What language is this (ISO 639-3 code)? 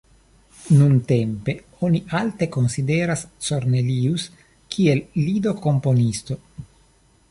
epo